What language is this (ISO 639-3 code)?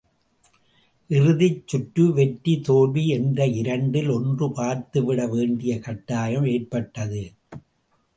tam